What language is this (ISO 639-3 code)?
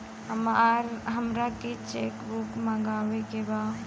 bho